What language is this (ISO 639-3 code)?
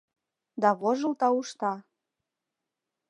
chm